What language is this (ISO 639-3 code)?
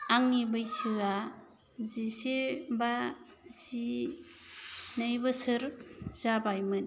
brx